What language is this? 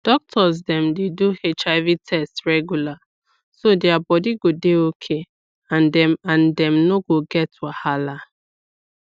Nigerian Pidgin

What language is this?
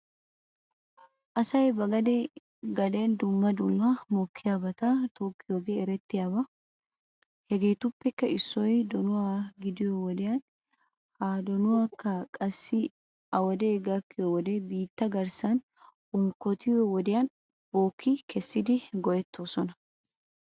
Wolaytta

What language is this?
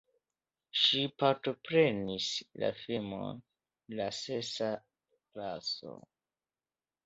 Esperanto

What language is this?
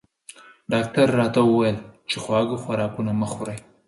Pashto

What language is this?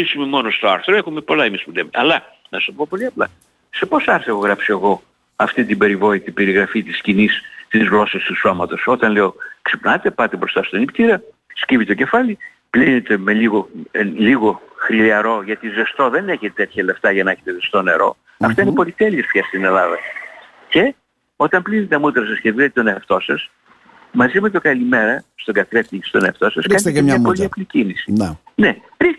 Greek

